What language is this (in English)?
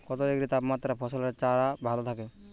Bangla